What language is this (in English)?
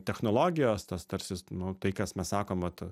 Lithuanian